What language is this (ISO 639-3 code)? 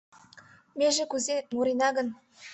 chm